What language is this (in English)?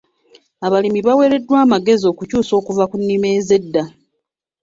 Ganda